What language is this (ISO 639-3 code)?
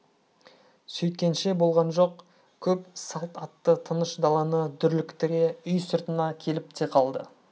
kaz